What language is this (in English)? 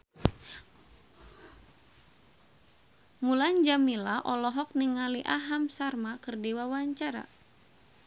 Sundanese